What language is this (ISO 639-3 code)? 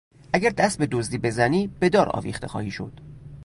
fas